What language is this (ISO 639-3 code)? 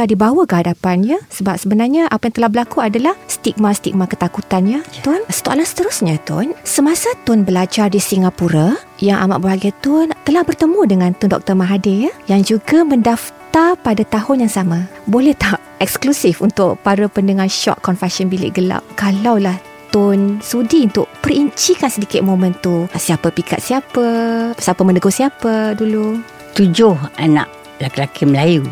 msa